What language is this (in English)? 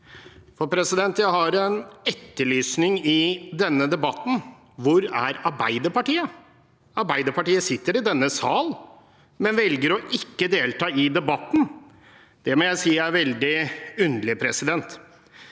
Norwegian